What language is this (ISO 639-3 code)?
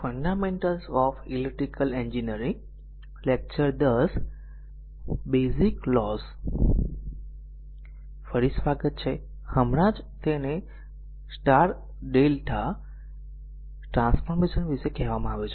guj